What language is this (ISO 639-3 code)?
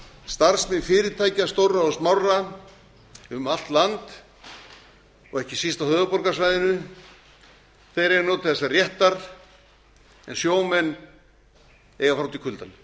isl